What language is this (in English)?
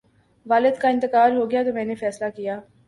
Urdu